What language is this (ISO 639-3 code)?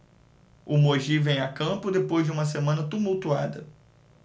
por